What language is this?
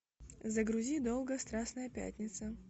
Russian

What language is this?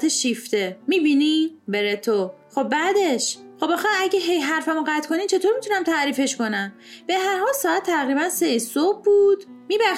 Persian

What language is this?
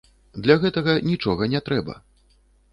Belarusian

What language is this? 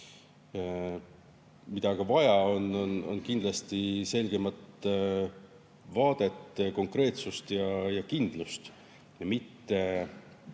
Estonian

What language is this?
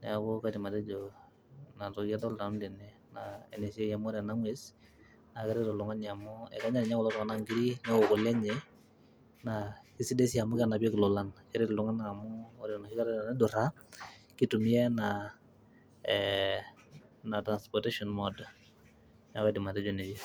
Masai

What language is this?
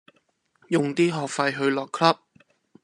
Cantonese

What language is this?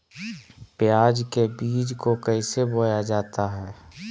Magahi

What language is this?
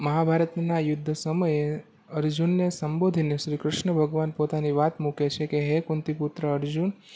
Gujarati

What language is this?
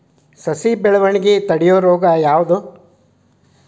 Kannada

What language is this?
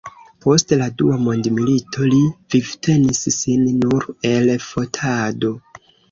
Esperanto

